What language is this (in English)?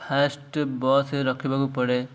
Odia